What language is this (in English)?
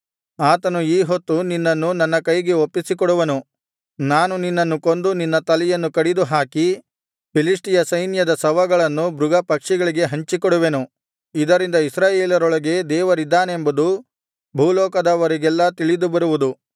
Kannada